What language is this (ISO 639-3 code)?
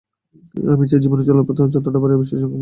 ben